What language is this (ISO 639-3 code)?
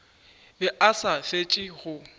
nso